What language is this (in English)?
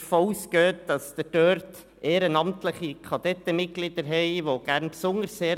Swiss German